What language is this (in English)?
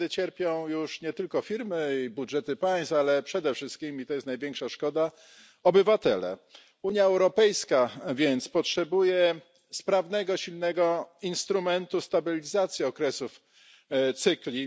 Polish